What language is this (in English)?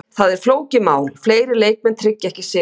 Icelandic